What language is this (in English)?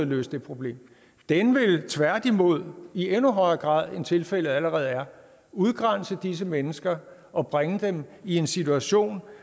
Danish